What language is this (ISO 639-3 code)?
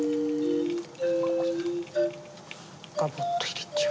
jpn